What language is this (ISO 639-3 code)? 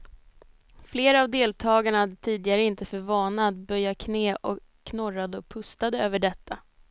swe